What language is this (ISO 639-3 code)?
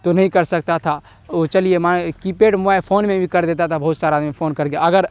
urd